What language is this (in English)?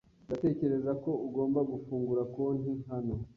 Kinyarwanda